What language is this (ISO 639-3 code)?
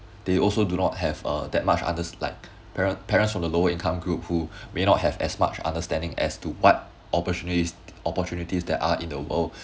eng